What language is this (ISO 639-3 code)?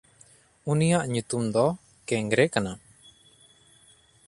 sat